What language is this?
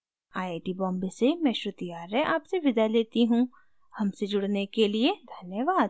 Hindi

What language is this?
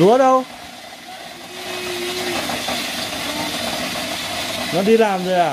Vietnamese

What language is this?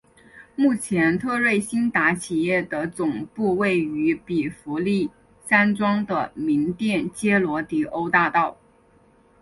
Chinese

